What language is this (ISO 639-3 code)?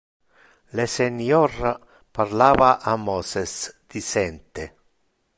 ina